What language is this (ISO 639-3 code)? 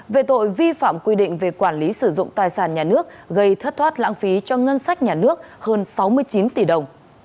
vie